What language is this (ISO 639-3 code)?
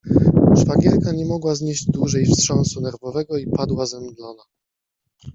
pol